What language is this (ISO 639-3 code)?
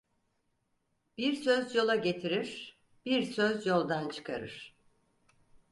tur